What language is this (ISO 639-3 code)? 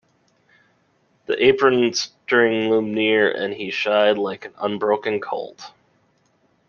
eng